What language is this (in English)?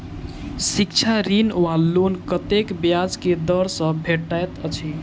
Maithili